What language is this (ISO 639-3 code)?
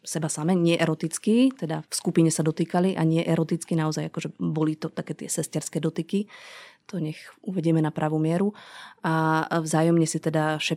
slk